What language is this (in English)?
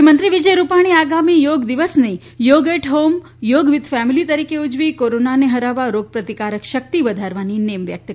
Gujarati